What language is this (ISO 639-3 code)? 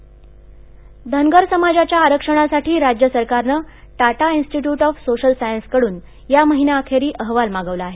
mar